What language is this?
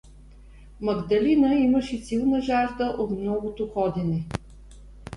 Bulgarian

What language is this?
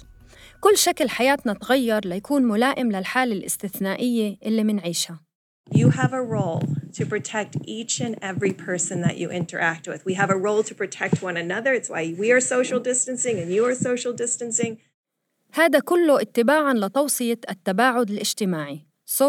Arabic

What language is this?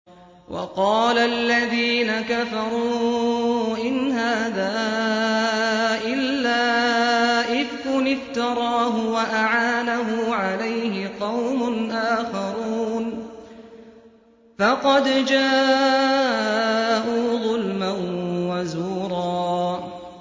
Arabic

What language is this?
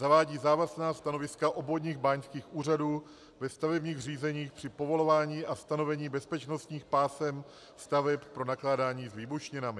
Czech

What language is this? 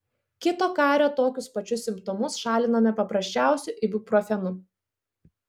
Lithuanian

